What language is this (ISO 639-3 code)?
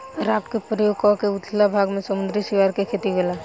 bho